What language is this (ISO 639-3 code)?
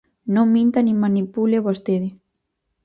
glg